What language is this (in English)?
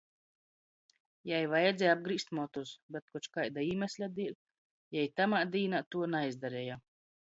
Latgalian